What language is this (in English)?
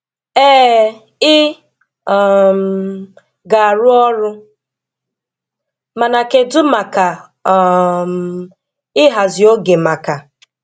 Igbo